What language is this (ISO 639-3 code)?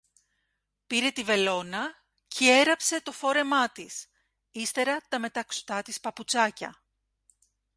ell